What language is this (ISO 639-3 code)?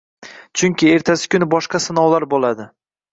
uzb